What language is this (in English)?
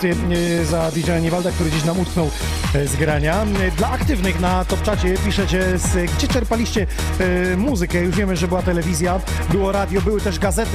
Polish